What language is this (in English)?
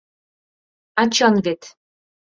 Mari